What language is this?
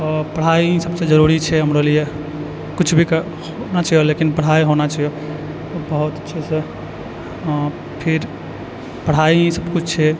Maithili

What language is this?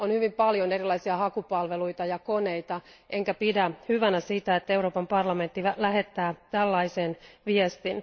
Finnish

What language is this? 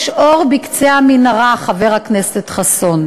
Hebrew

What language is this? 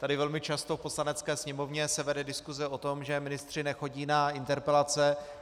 Czech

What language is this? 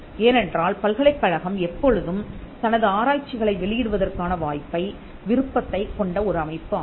Tamil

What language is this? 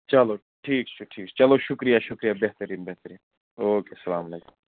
Kashmiri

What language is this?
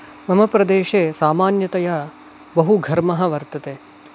Sanskrit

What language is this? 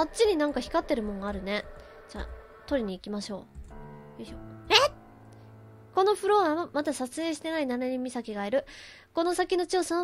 Japanese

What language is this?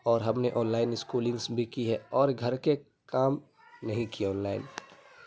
Urdu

